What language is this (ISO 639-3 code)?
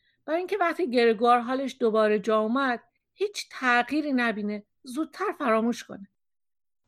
fas